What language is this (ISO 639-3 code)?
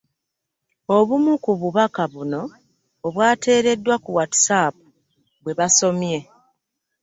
lug